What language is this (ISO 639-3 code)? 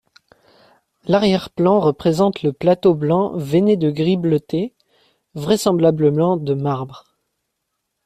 fra